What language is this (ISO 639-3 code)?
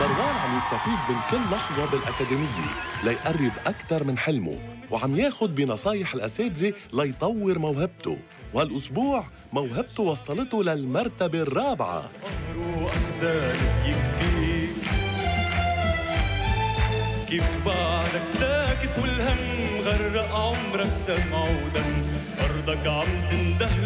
ara